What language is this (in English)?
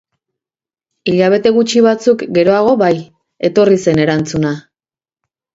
Basque